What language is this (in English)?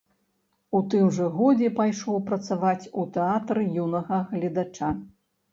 Belarusian